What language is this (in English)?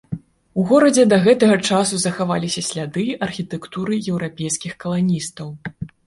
Belarusian